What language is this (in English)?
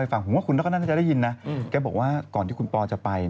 Thai